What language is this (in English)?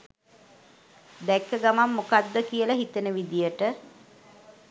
Sinhala